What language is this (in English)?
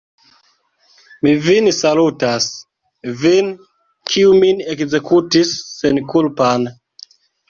Esperanto